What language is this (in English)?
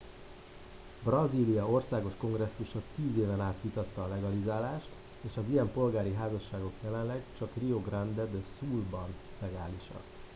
Hungarian